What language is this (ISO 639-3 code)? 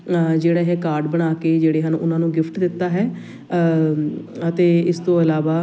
pan